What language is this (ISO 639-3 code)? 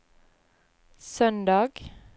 nor